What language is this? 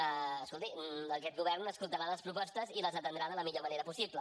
Catalan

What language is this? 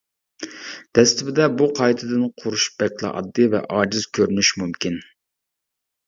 Uyghur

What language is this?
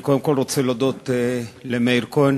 Hebrew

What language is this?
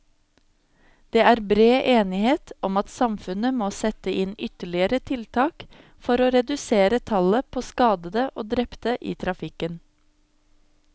Norwegian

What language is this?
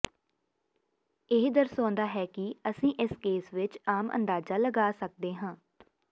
Punjabi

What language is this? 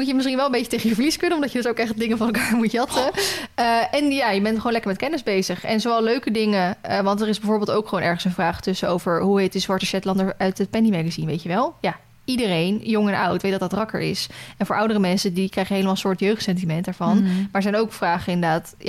Dutch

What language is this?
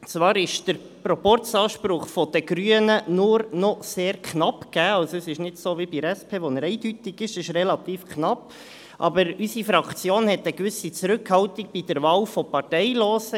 Swiss German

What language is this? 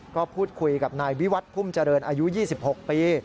Thai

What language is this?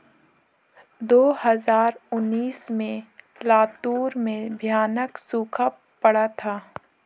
Hindi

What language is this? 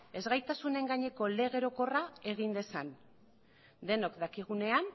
Basque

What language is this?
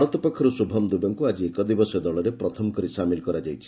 Odia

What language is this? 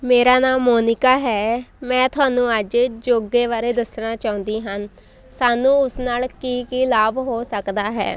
Punjabi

